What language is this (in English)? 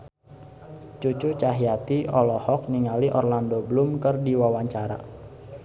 Sundanese